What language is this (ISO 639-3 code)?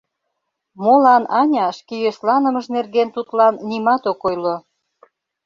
chm